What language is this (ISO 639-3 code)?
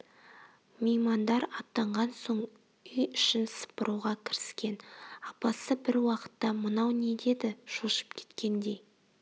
kaz